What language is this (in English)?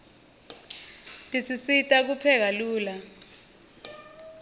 Swati